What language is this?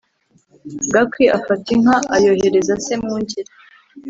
Kinyarwanda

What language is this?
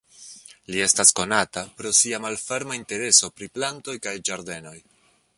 Esperanto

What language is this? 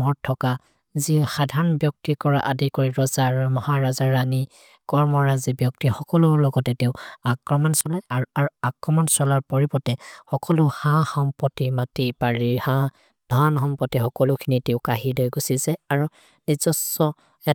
Maria (India)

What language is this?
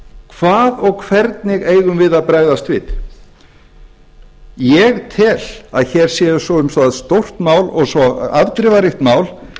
Icelandic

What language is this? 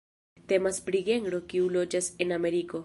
Esperanto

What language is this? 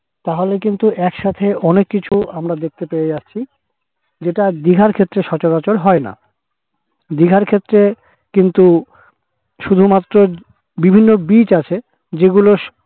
Bangla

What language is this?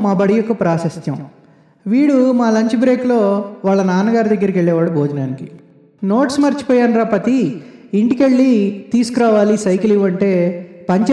Telugu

